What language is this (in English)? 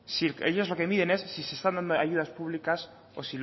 Spanish